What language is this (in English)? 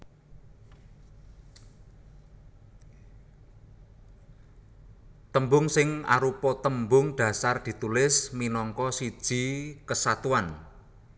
Javanese